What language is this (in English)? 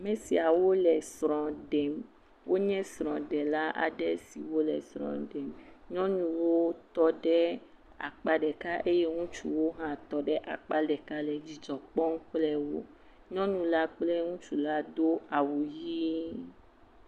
Ewe